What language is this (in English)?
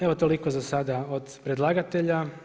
Croatian